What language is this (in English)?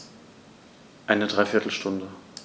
German